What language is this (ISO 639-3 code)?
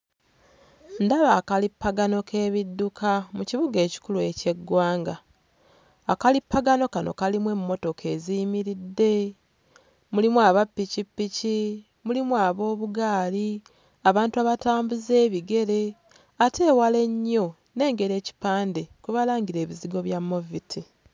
lug